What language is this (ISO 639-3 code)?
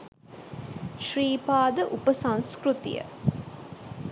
sin